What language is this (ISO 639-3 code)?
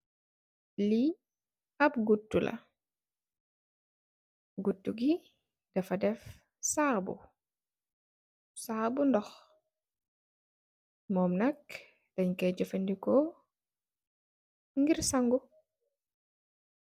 wol